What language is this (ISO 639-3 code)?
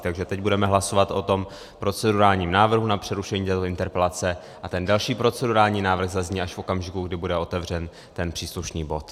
ces